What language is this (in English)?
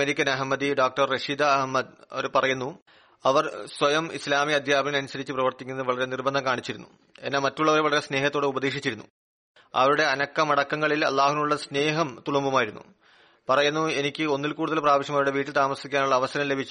Malayalam